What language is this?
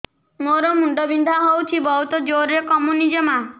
Odia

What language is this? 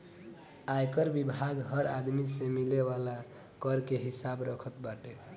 Bhojpuri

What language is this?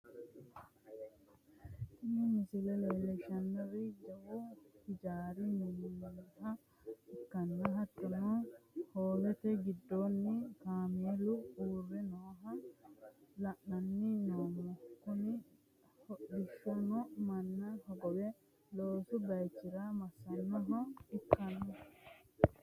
Sidamo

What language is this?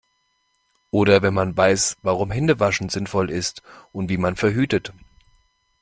German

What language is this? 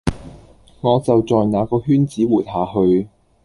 Cantonese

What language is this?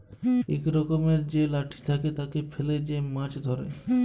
Bangla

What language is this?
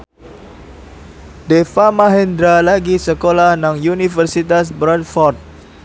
Javanese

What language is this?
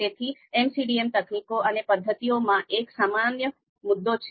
Gujarati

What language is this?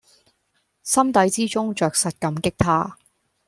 Cantonese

